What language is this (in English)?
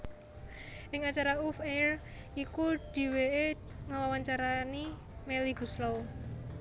Javanese